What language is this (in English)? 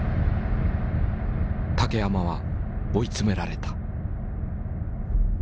Japanese